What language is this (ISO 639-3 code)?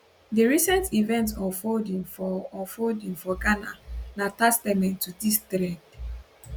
pcm